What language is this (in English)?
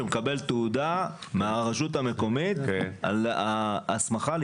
Hebrew